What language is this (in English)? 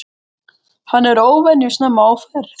Icelandic